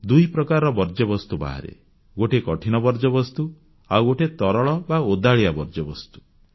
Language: Odia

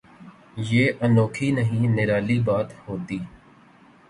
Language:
Urdu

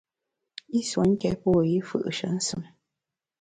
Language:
Bamun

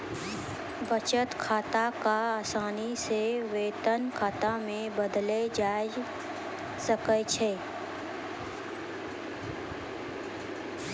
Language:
Maithili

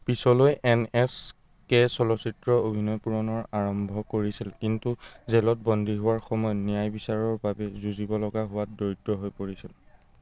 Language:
Assamese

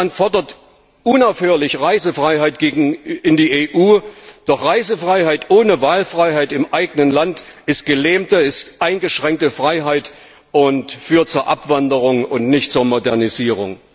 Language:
German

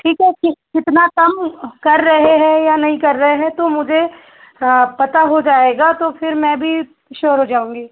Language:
Hindi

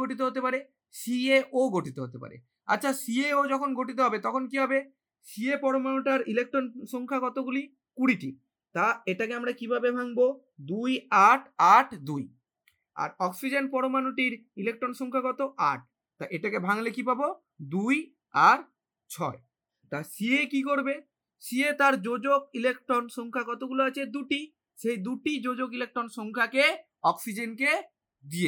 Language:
Hindi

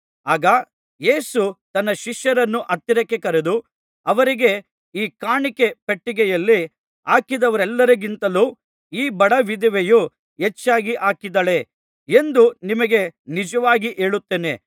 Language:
Kannada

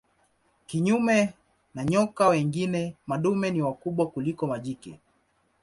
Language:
Swahili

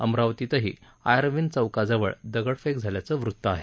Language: Marathi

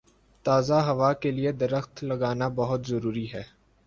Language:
Urdu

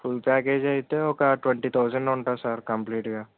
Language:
Telugu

